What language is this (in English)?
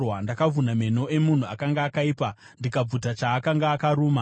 Shona